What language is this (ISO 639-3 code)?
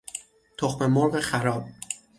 fas